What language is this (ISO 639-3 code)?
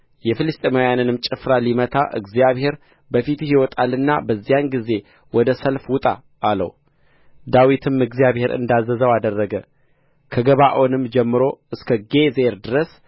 amh